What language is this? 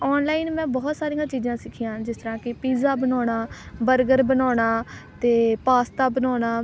Punjabi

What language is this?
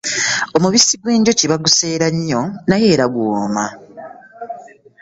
Ganda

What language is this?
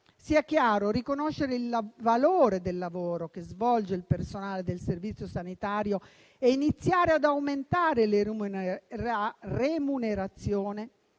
Italian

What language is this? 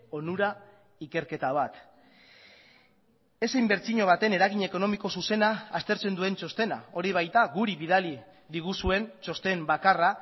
Basque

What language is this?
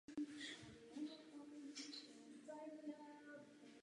Czech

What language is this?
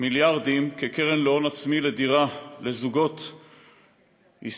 Hebrew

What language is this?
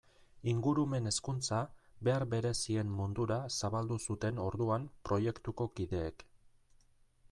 Basque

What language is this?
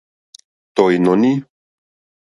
Mokpwe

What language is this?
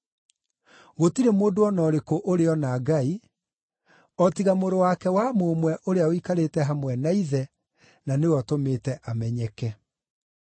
Kikuyu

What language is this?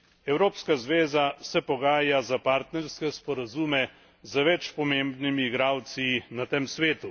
Slovenian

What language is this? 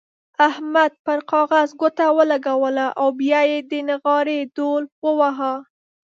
Pashto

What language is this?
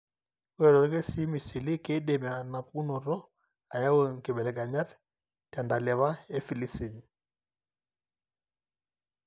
Masai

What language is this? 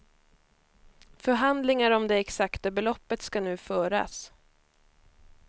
Swedish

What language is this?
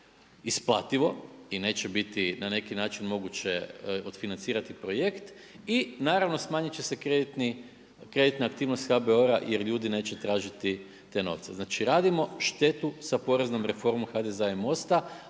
Croatian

